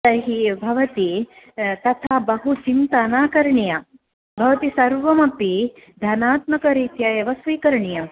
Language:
Sanskrit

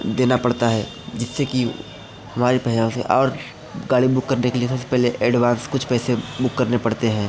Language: Hindi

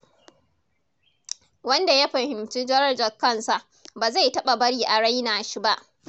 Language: Hausa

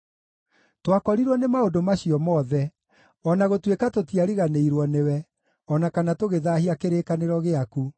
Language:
Kikuyu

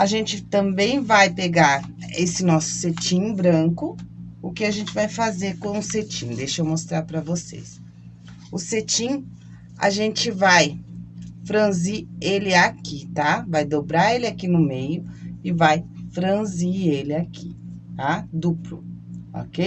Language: Portuguese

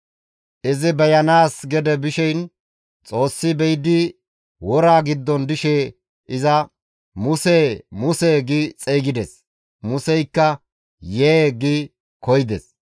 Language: Gamo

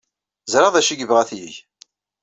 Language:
Kabyle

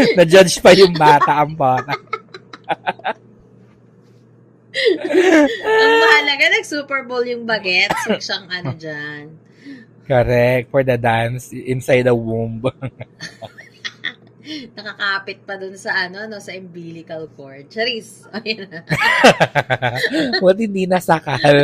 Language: Filipino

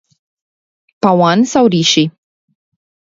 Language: Romanian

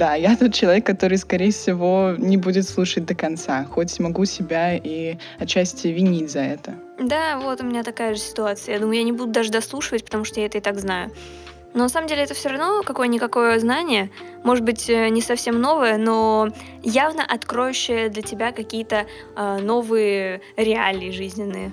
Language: Russian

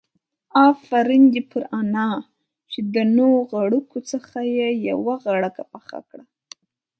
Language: Pashto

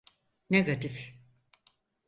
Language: Turkish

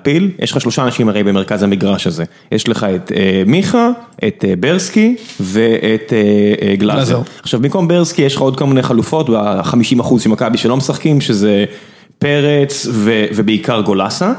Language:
Hebrew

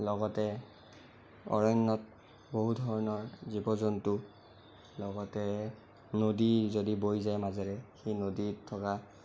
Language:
Assamese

